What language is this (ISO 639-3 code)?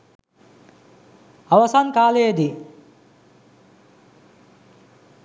sin